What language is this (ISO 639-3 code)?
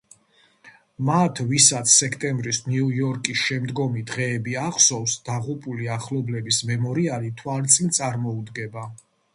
kat